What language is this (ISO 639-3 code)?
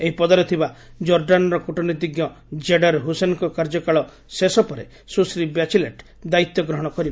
ori